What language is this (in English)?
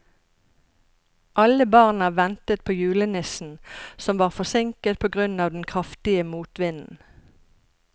Norwegian